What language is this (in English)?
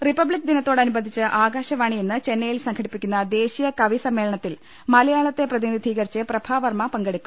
Malayalam